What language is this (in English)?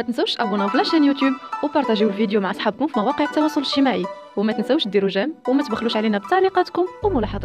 Arabic